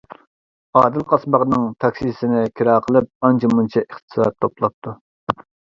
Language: Uyghur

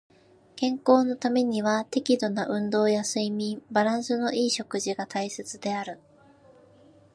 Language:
Japanese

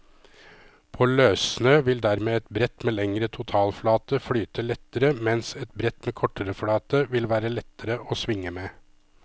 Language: Norwegian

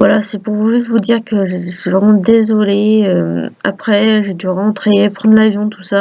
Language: French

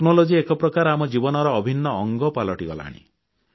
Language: Odia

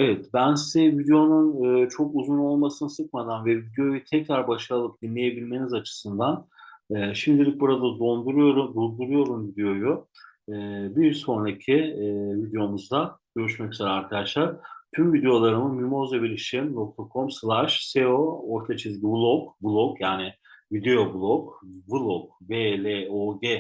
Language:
Turkish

